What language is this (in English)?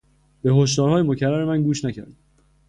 Persian